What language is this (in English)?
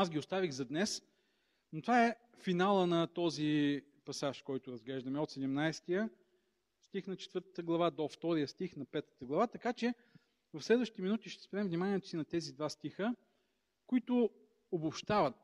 Bulgarian